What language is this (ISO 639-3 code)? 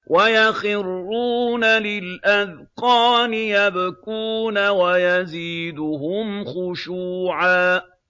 ara